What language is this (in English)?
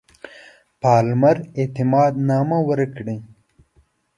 Pashto